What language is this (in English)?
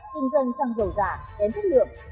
Vietnamese